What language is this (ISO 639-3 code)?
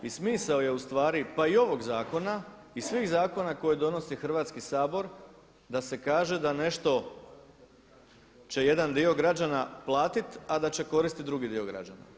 hrv